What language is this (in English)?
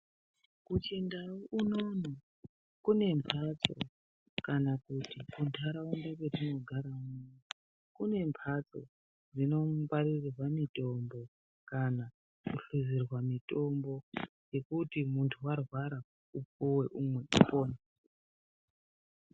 Ndau